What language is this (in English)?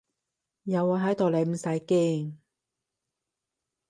Cantonese